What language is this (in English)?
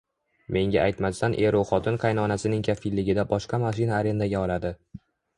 Uzbek